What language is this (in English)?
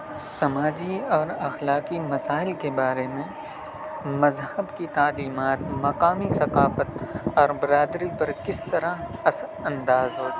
Urdu